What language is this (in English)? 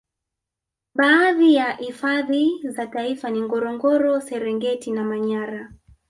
Swahili